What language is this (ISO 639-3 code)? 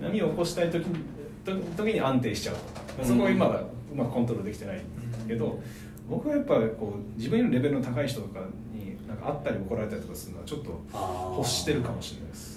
jpn